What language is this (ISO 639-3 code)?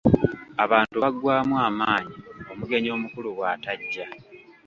lug